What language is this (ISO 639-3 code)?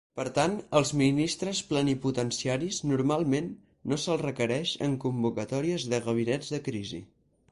cat